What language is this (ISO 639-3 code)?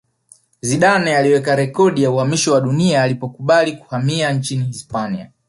swa